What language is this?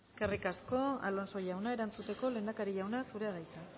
Basque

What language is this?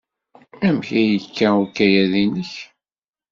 Kabyle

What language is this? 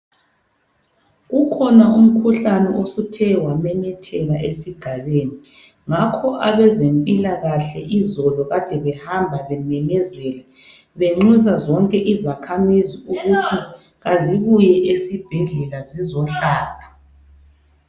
North Ndebele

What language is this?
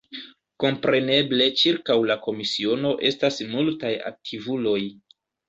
Esperanto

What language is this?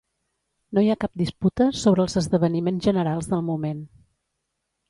Catalan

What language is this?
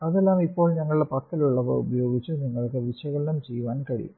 Malayalam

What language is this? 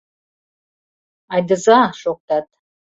Mari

